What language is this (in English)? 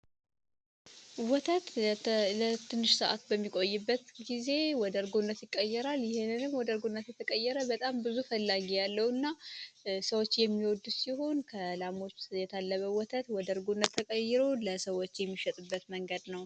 Amharic